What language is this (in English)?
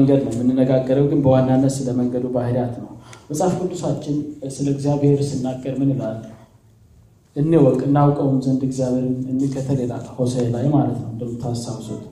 Amharic